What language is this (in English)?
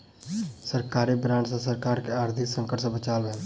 Maithili